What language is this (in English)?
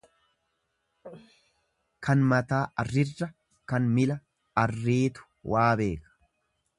Oromo